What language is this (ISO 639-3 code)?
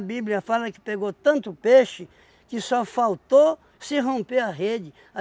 por